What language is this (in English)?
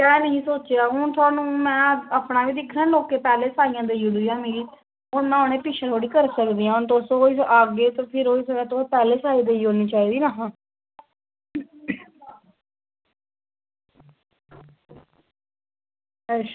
Dogri